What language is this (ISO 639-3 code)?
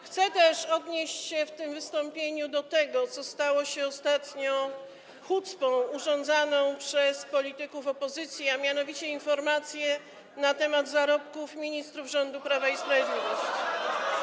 pol